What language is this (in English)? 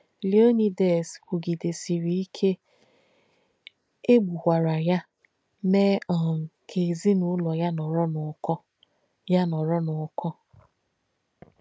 Igbo